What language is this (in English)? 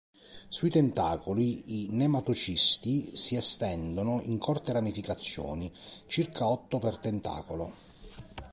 Italian